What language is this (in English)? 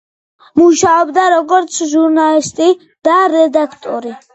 Georgian